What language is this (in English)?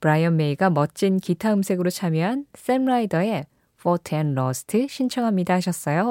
Korean